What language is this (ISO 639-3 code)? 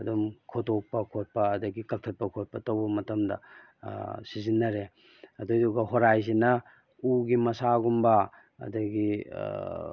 mni